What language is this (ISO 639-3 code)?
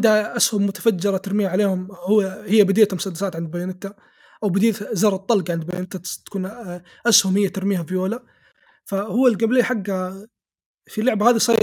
ara